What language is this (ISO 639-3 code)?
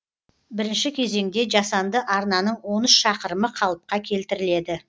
kaz